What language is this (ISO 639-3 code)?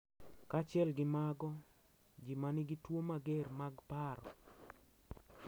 luo